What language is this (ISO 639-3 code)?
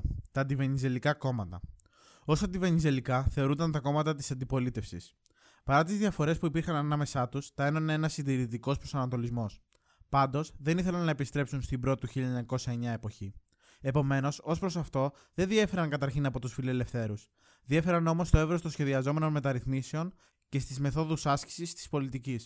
ell